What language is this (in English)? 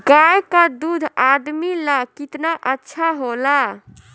Bhojpuri